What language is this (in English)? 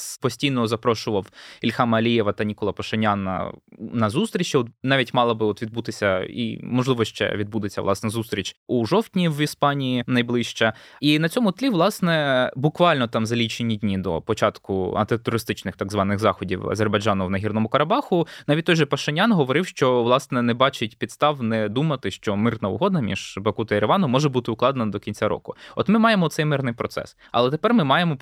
Ukrainian